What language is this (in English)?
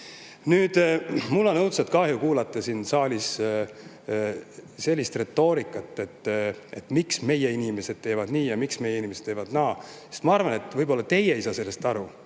Estonian